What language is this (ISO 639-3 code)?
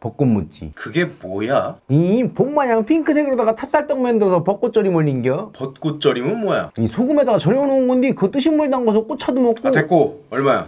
kor